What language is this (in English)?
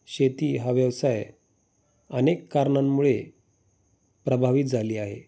Marathi